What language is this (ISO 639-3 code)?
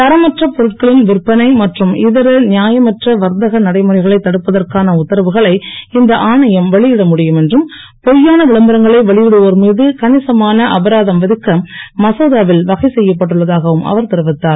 tam